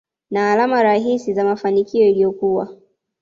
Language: Swahili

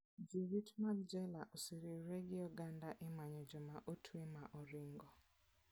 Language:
Luo (Kenya and Tanzania)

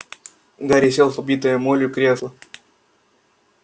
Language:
Russian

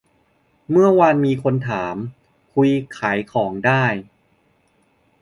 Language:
Thai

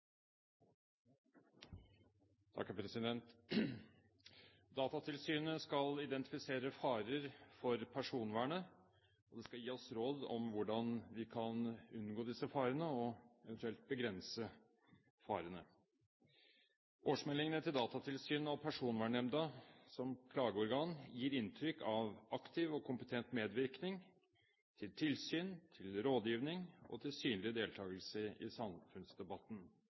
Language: Norwegian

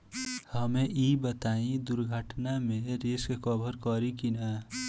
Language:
Bhojpuri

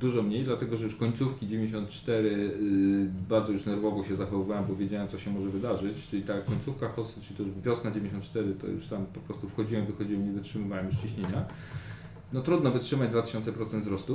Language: Polish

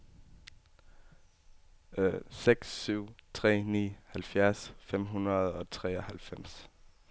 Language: Danish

